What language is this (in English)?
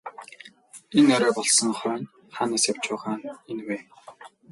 Mongolian